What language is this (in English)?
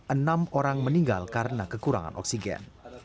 Indonesian